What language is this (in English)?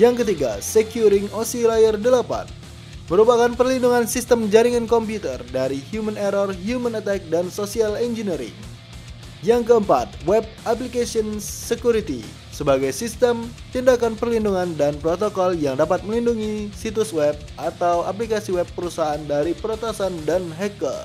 Indonesian